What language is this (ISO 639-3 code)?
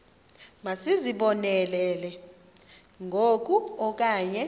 xho